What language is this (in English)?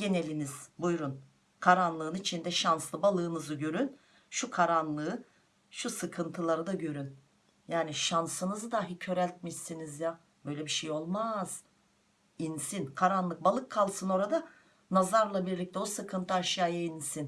Turkish